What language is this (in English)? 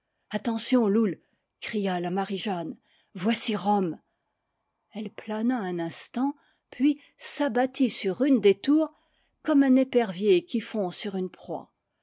French